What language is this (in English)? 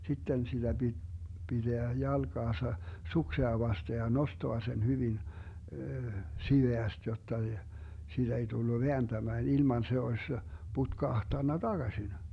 Finnish